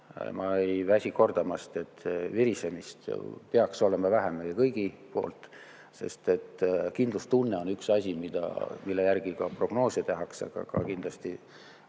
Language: Estonian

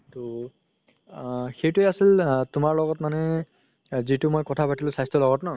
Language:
Assamese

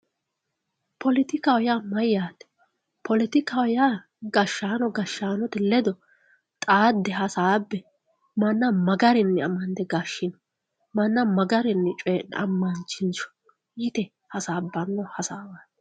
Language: Sidamo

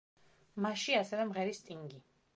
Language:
Georgian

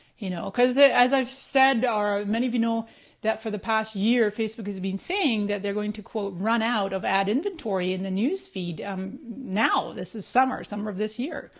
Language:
English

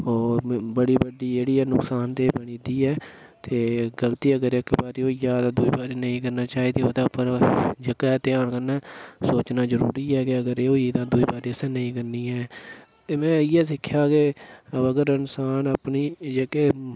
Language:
Dogri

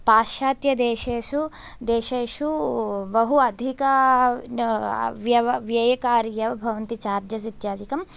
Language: Sanskrit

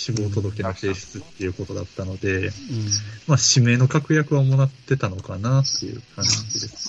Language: Japanese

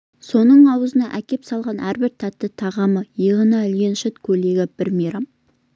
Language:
Kazakh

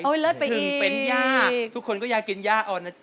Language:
Thai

